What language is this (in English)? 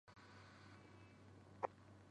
Chinese